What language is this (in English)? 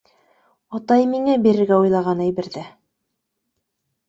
Bashkir